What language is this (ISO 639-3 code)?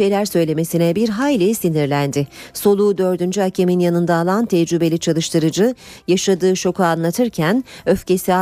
tur